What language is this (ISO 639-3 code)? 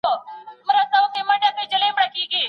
pus